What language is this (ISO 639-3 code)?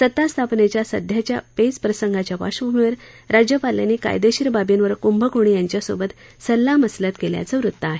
mar